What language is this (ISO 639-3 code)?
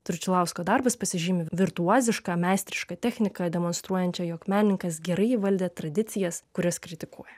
lit